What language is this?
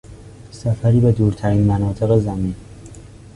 Persian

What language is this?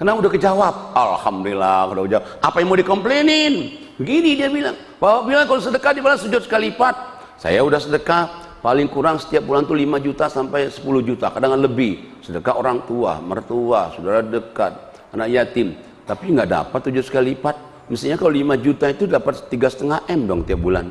Indonesian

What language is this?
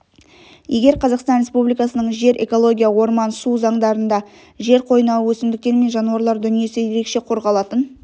Kazakh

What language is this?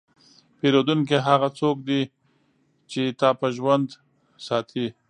Pashto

